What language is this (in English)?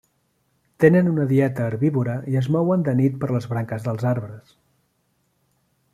Catalan